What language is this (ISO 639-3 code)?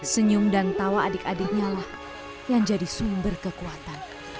ind